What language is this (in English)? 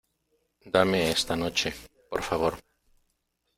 Spanish